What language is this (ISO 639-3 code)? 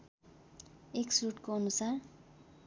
nep